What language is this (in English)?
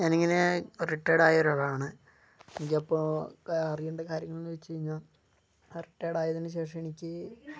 Malayalam